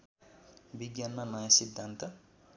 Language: Nepali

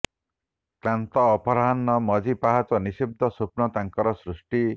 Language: Odia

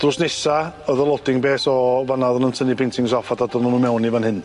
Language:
Welsh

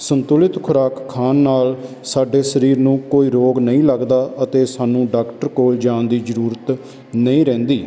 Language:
Punjabi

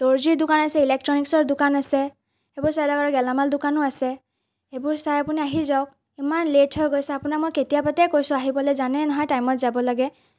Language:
Assamese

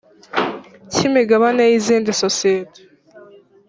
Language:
Kinyarwanda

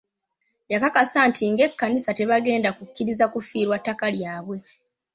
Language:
Ganda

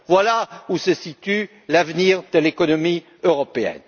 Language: French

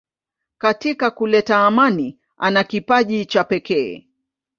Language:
Swahili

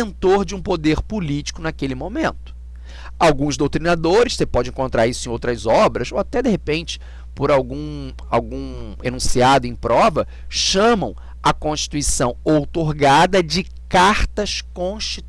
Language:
Portuguese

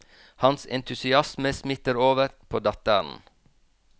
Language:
Norwegian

